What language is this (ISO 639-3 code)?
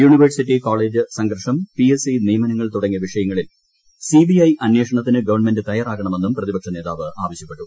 mal